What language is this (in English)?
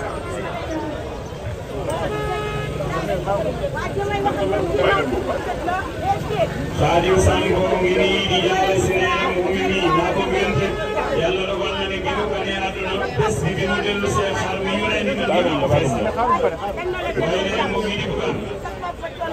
Arabic